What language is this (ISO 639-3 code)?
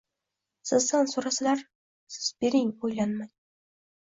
uzb